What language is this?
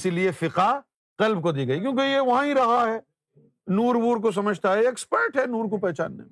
Urdu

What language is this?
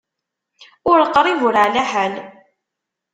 Kabyle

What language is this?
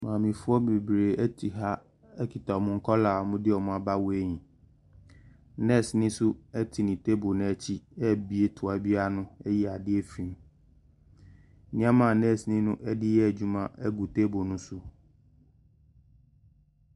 Akan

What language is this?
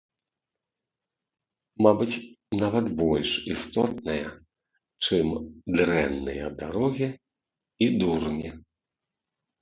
Belarusian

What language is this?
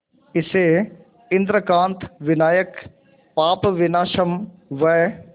Hindi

